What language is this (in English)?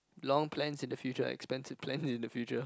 English